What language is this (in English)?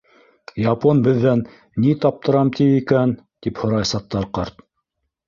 Bashkir